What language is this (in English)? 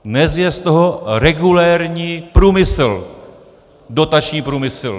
Czech